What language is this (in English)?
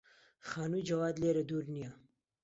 Central Kurdish